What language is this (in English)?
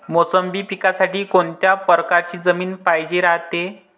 Marathi